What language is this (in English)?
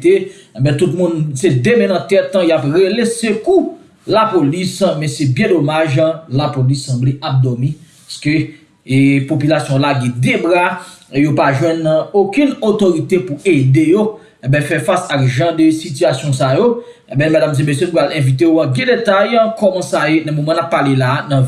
French